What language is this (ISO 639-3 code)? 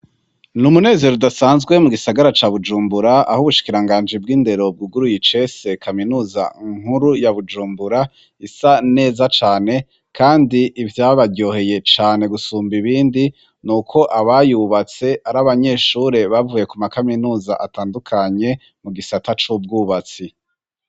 run